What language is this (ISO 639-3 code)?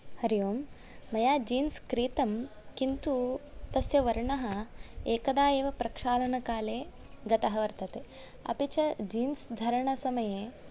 san